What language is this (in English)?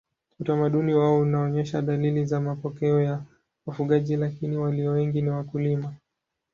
Swahili